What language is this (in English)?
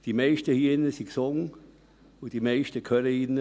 Swiss German